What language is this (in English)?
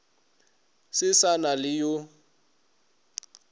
Northern Sotho